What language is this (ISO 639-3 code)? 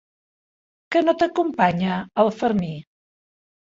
cat